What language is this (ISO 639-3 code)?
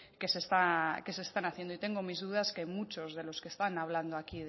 spa